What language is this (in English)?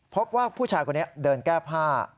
Thai